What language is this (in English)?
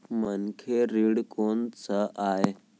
Chhattisgarhi